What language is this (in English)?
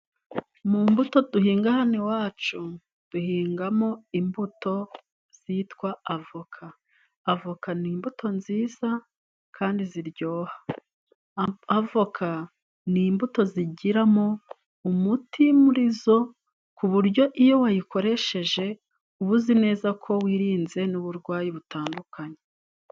Kinyarwanda